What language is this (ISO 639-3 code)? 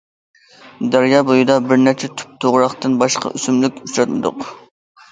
uig